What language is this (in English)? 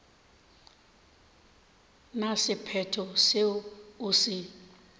Northern Sotho